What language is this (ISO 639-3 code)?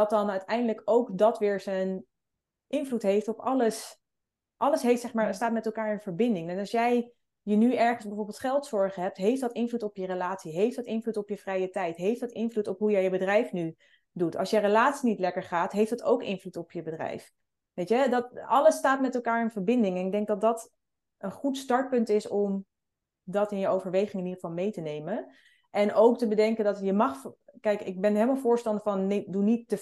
nld